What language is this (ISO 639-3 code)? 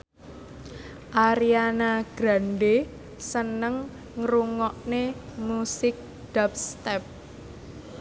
jav